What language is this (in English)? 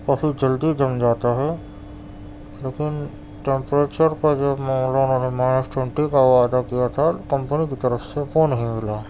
Urdu